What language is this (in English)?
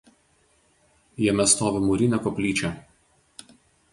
Lithuanian